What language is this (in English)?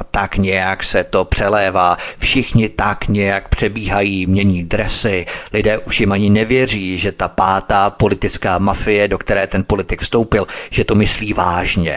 Czech